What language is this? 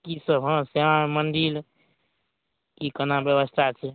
Maithili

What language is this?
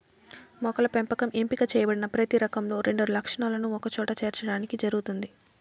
Telugu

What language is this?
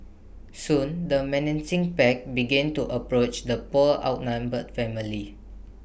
English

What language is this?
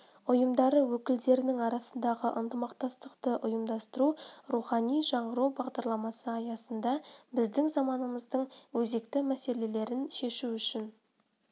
Kazakh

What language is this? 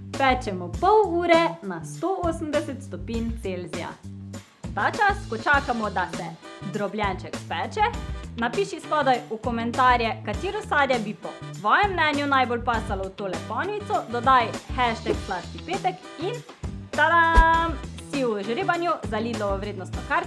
Slovenian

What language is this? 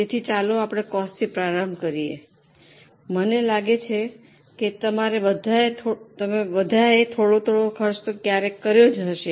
Gujarati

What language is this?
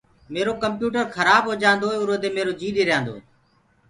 Gurgula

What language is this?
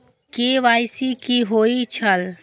Maithili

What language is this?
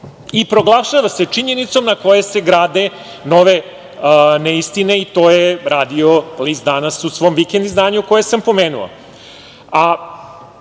Serbian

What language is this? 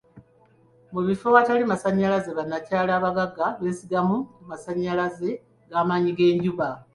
Ganda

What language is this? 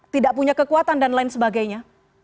Indonesian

